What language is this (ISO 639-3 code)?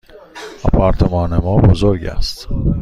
fas